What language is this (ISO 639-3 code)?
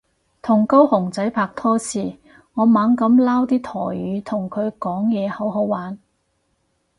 yue